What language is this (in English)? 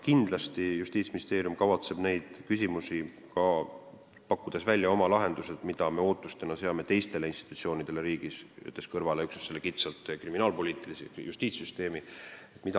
Estonian